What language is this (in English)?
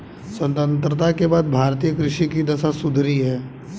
Hindi